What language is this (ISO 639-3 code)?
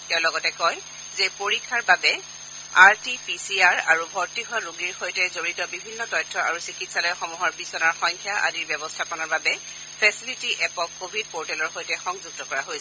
asm